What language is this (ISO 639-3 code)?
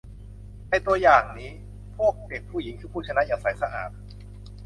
tha